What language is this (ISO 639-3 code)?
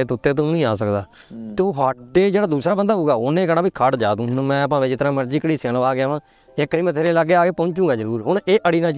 pan